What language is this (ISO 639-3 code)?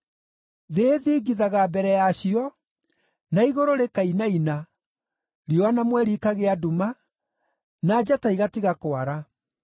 kik